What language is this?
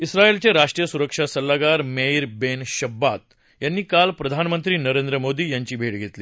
Marathi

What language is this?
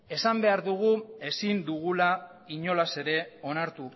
Basque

